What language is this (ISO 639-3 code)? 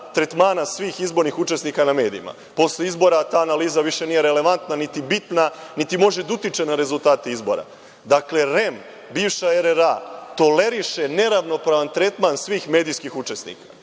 srp